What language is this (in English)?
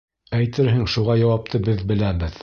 Bashkir